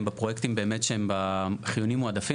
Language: Hebrew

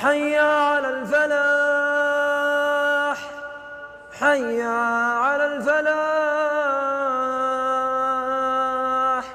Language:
Arabic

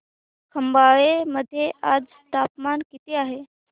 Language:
Marathi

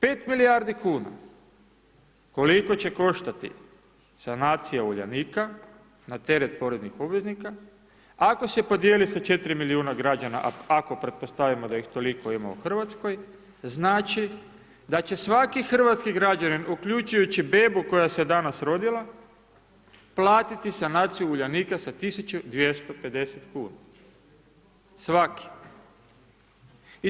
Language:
Croatian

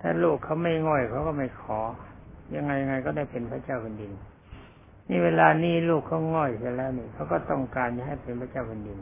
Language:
Thai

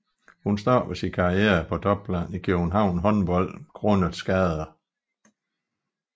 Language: Danish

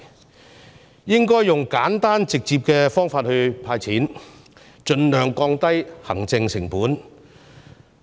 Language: Cantonese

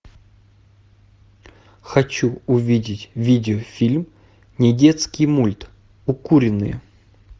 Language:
Russian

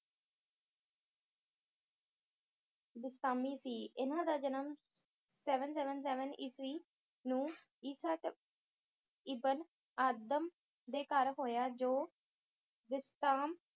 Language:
Punjabi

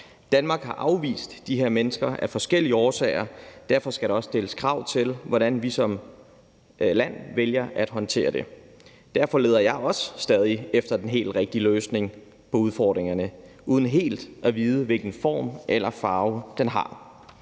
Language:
Danish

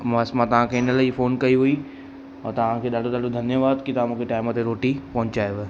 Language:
Sindhi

